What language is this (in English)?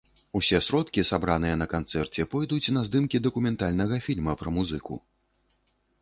Belarusian